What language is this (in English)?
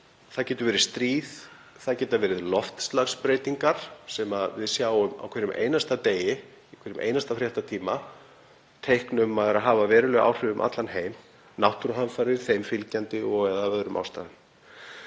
Icelandic